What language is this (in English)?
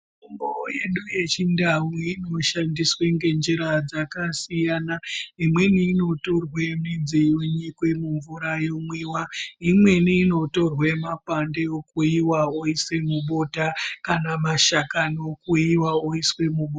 Ndau